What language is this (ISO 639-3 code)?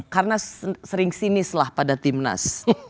ind